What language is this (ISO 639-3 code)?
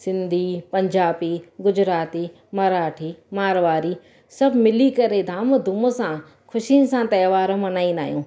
snd